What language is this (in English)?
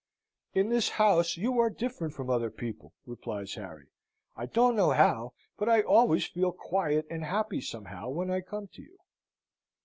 English